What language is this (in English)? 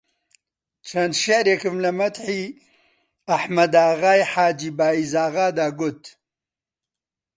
Central Kurdish